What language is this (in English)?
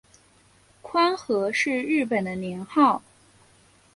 Chinese